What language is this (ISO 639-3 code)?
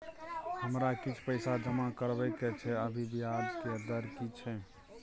mai